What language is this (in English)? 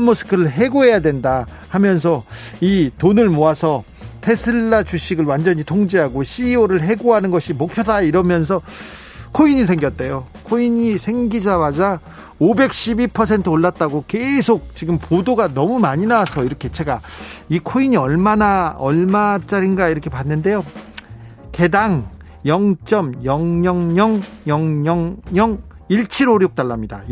Korean